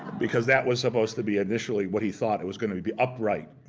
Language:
English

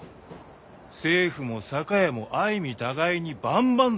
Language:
Japanese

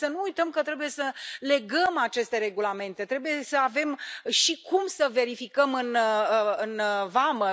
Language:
Romanian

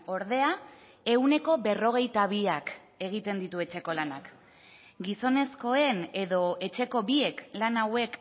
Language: Basque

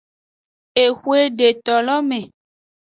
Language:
Aja (Benin)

